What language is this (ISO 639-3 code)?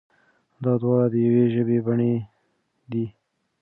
pus